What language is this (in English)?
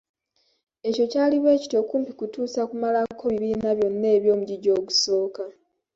Ganda